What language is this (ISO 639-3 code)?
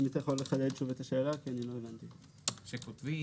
heb